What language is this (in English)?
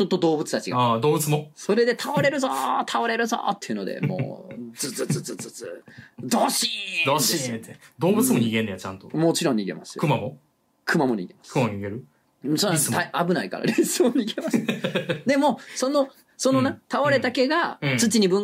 Japanese